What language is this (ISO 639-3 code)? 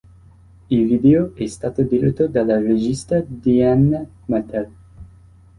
ita